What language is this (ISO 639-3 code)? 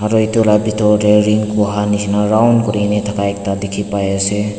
nag